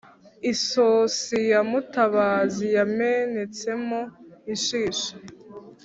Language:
Kinyarwanda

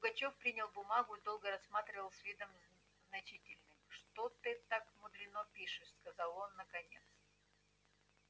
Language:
Russian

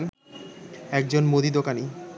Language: Bangla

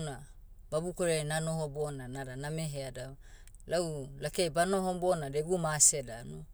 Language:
Motu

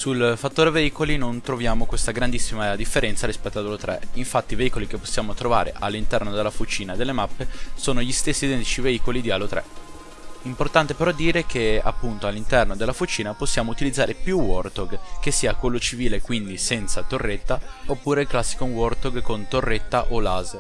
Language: Italian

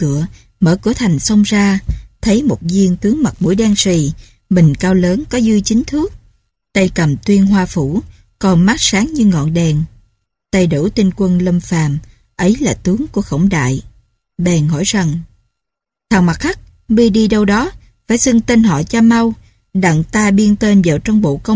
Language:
Vietnamese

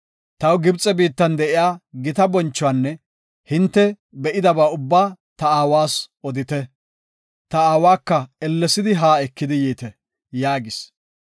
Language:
Gofa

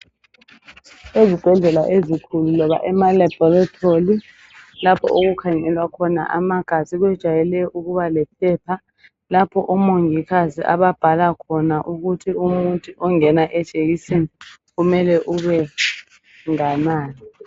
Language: North Ndebele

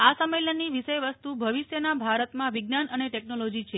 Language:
Gujarati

